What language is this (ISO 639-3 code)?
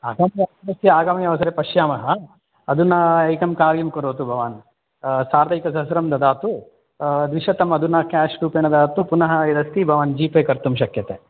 san